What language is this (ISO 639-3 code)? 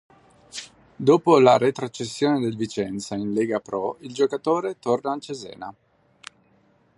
ita